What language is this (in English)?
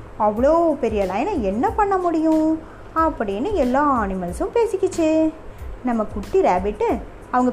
Tamil